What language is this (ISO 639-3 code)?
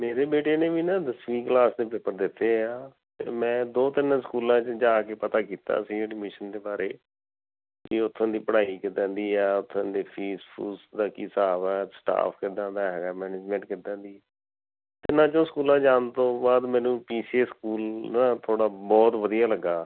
pan